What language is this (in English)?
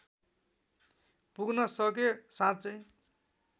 Nepali